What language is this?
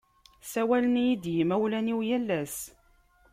Kabyle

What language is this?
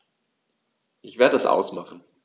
German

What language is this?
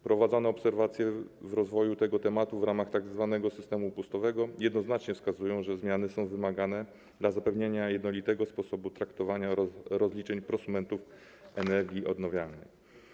Polish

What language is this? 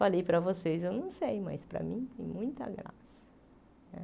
Portuguese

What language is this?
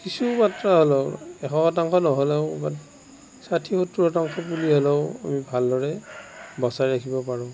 Assamese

